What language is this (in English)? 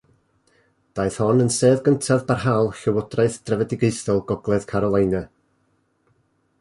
Welsh